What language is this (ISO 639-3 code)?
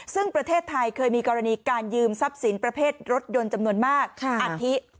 tha